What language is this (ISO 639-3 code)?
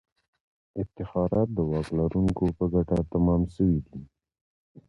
pus